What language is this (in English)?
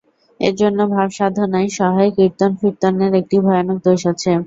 Bangla